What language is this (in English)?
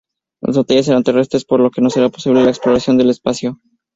Spanish